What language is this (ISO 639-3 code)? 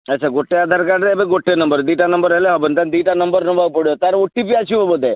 ori